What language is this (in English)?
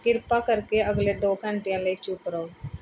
Punjabi